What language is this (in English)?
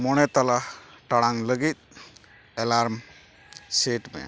Santali